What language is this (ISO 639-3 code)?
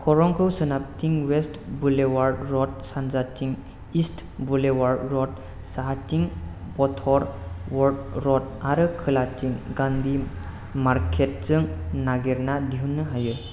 brx